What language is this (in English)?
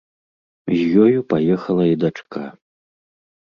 Belarusian